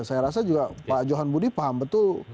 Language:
Indonesian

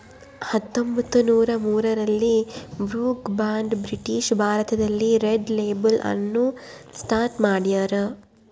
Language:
Kannada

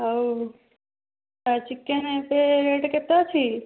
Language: Odia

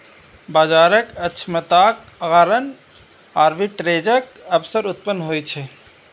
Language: Maithili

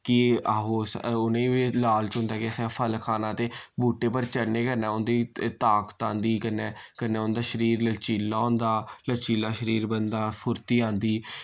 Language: Dogri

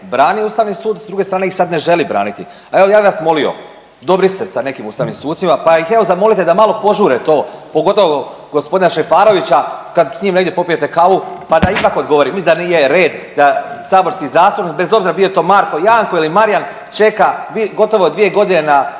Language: Croatian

